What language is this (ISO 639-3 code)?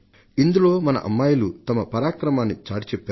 tel